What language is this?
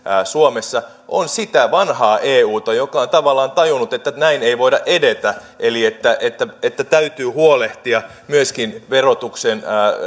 Finnish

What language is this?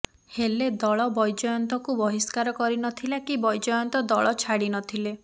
Odia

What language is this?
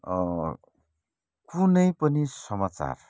Nepali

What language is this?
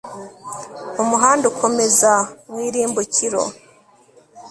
Kinyarwanda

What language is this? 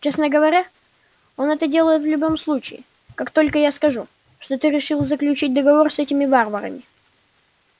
Russian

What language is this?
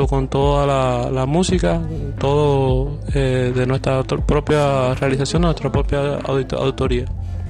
Spanish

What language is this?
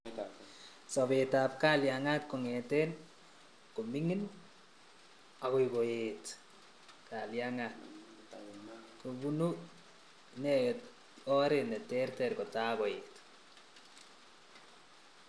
Kalenjin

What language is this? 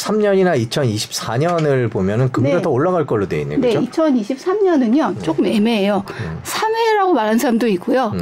Korean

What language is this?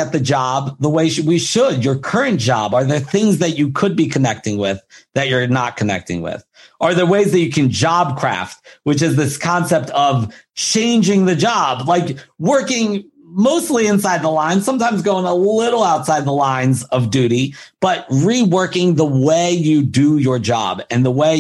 English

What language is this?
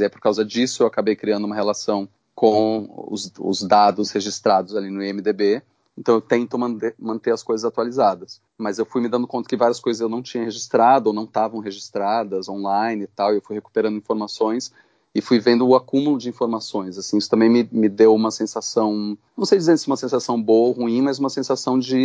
Portuguese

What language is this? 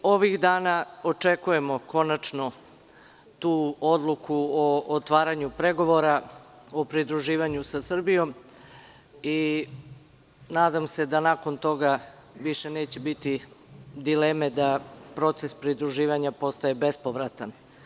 Serbian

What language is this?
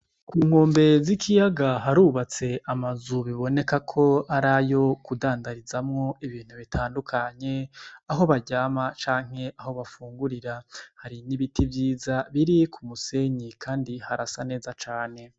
Rundi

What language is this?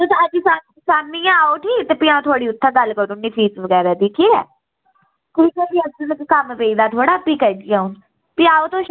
Dogri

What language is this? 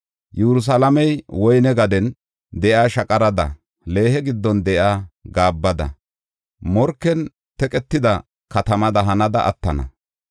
Gofa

